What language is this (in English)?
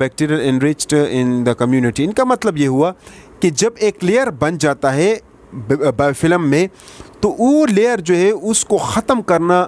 Hindi